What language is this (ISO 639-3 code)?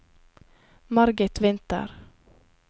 nor